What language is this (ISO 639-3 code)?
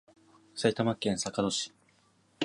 jpn